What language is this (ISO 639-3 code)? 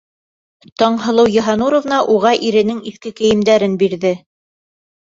bak